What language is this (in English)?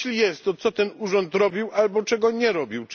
Polish